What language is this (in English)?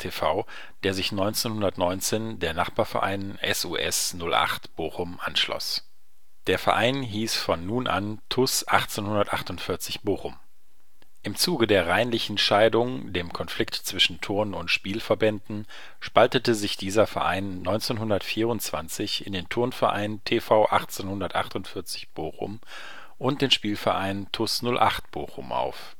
German